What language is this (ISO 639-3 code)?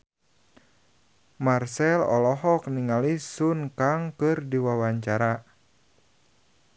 sun